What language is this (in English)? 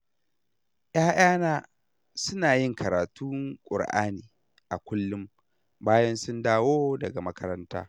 Hausa